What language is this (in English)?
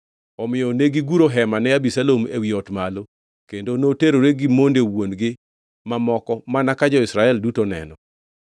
Luo (Kenya and Tanzania)